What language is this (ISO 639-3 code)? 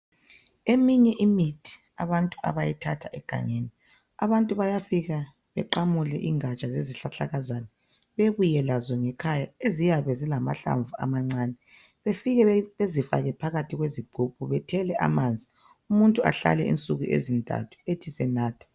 nde